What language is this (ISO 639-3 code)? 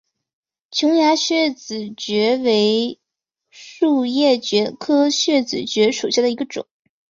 zho